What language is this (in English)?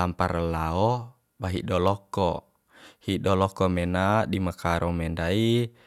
Bima